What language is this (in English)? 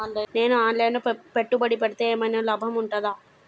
Telugu